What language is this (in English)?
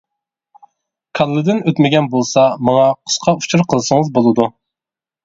Uyghur